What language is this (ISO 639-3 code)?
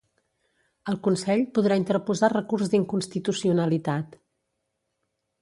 cat